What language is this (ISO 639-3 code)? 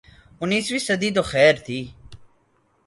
urd